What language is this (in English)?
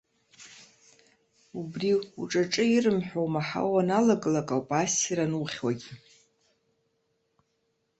Abkhazian